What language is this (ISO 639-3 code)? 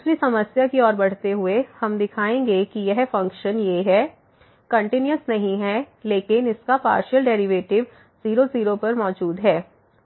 hin